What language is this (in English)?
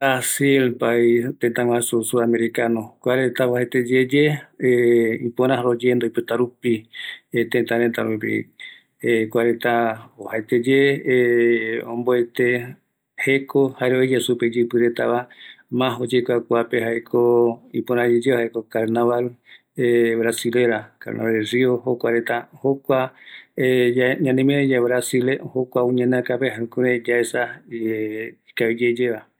Eastern Bolivian Guaraní